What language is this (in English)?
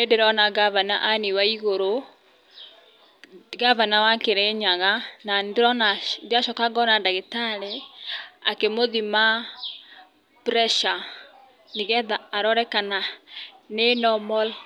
Kikuyu